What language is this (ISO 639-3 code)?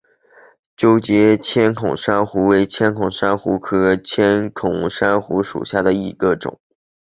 zho